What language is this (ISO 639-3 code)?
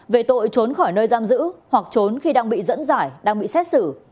vie